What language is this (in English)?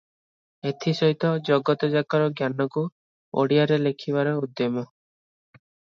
Odia